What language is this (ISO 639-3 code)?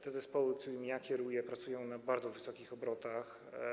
pol